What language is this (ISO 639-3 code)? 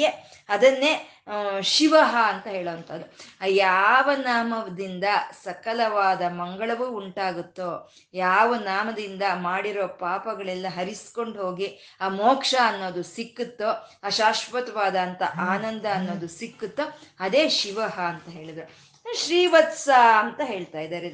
kan